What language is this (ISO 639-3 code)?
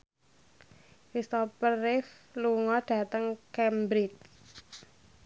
jav